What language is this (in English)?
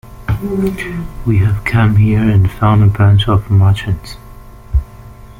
English